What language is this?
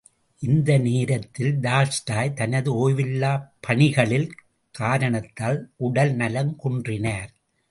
Tamil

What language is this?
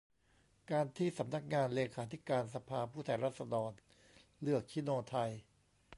Thai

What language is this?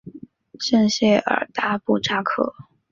Chinese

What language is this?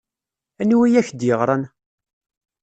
Kabyle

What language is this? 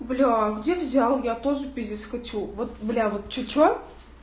Russian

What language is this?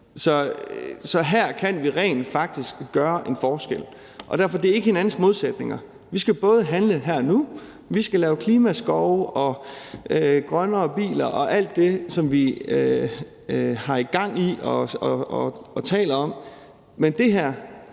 Danish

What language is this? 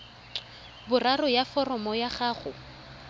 Tswana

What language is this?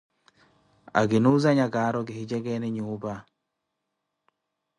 Koti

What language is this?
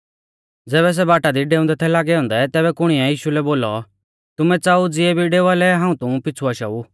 Mahasu Pahari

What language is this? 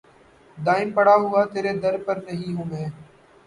Urdu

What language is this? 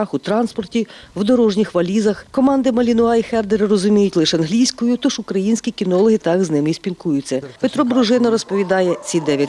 Ukrainian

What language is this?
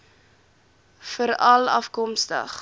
Afrikaans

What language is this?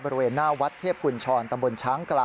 Thai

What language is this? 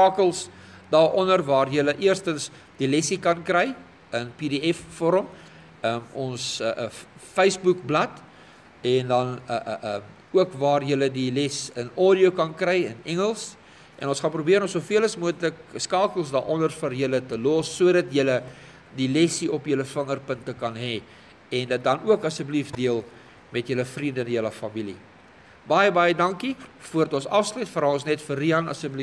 Dutch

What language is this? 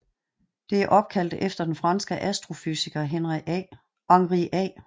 Danish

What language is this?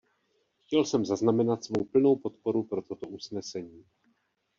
Czech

